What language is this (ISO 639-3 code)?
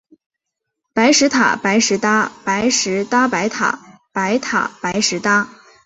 zho